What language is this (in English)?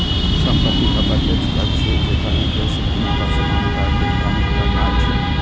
Maithili